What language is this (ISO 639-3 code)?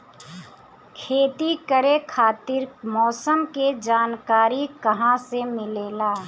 bho